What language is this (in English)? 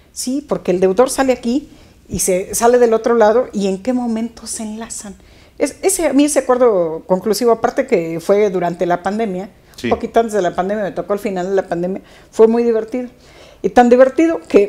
Spanish